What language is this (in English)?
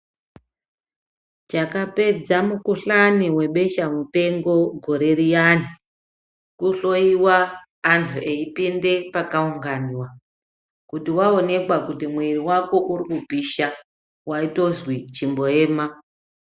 Ndau